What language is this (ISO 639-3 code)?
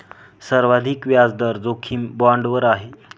mar